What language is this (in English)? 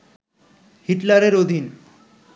Bangla